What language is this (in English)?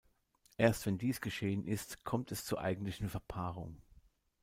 German